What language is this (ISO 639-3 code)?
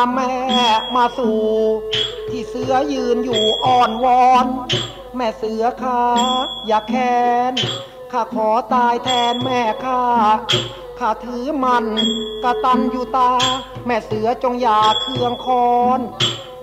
tha